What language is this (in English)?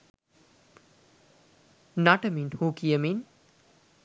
Sinhala